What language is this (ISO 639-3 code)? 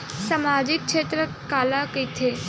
hne